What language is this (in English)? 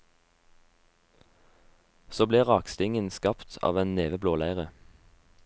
Norwegian